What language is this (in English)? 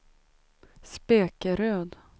Swedish